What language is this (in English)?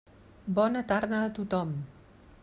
Catalan